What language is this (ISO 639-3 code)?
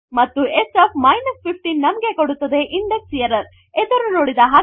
kan